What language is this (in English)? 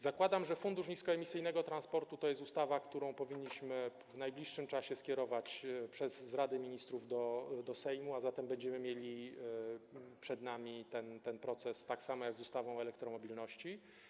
Polish